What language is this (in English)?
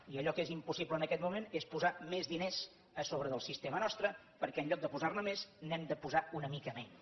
Catalan